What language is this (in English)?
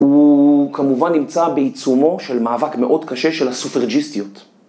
Hebrew